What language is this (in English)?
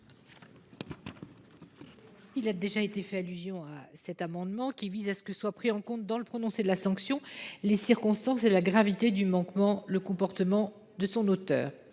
French